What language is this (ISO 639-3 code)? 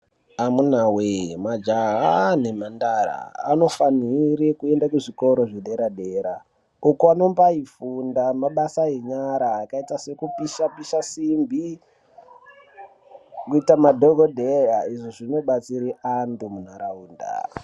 ndc